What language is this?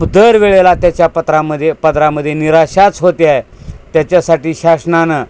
Marathi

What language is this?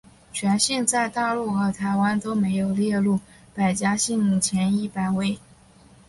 Chinese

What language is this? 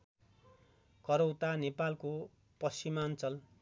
Nepali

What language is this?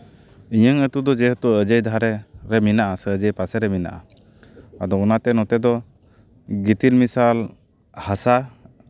Santali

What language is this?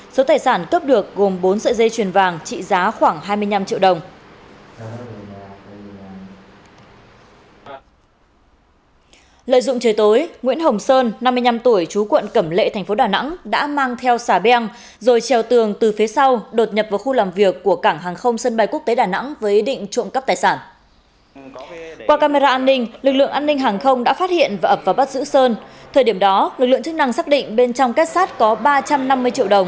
Vietnamese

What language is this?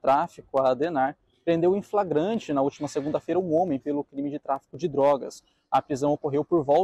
Portuguese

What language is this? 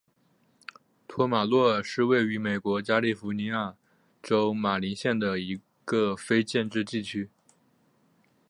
Chinese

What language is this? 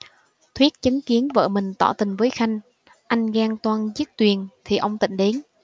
Vietnamese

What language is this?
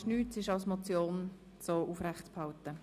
Swiss German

